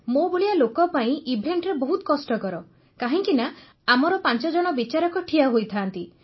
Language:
Odia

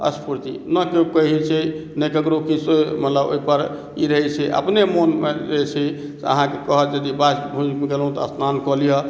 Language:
Maithili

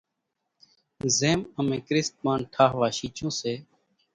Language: Kachi Koli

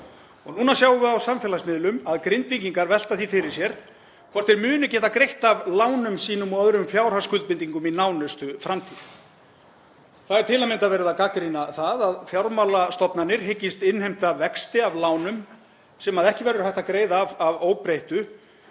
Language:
Icelandic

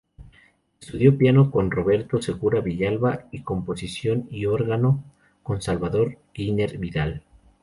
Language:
Spanish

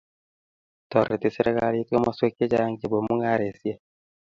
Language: Kalenjin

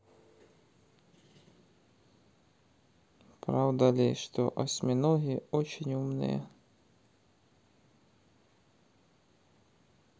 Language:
Russian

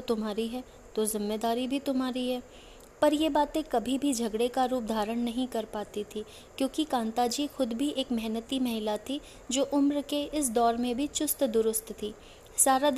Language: Hindi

